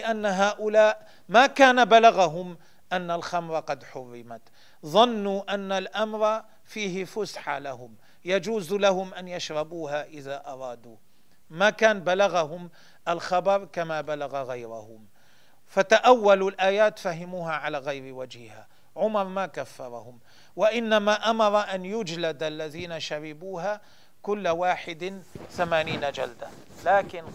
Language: Arabic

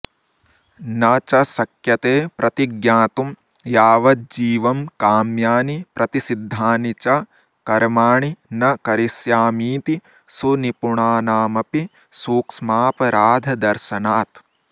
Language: Sanskrit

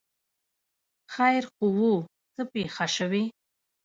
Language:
Pashto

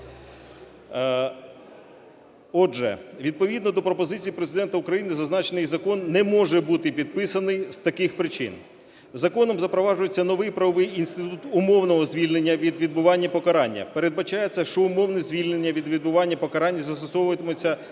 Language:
Ukrainian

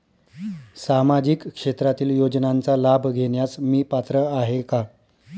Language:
Marathi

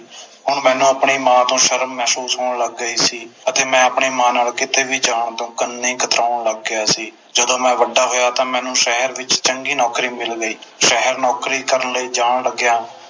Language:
Punjabi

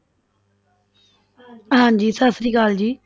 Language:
Punjabi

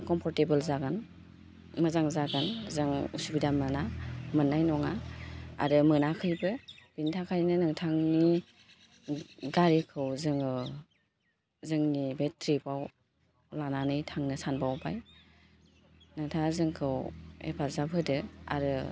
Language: Bodo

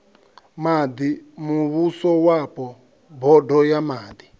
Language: Venda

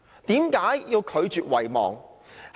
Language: Cantonese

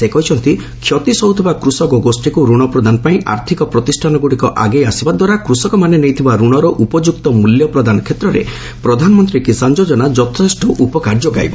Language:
Odia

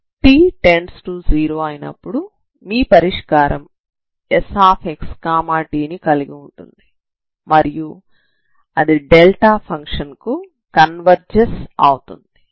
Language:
Telugu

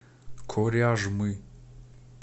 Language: Russian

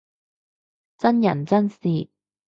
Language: Cantonese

